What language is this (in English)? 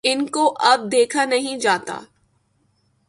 Urdu